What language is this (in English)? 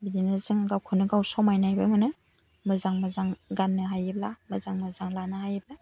Bodo